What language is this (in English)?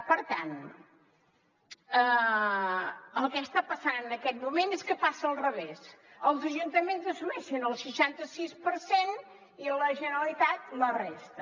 Catalan